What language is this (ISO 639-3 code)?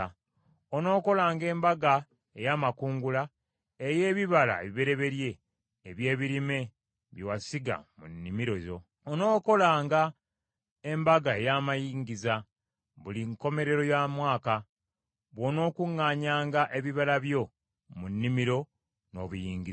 lug